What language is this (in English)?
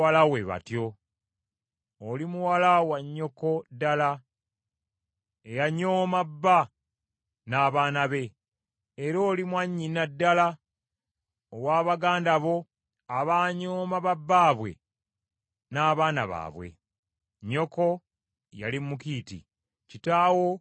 Ganda